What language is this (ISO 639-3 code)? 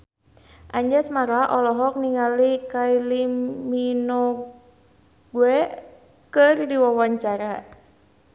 sun